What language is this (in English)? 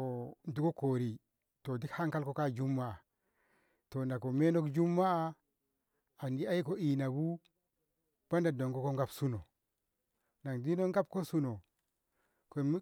Ngamo